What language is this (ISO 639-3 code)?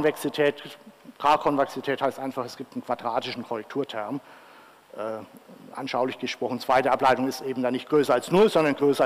deu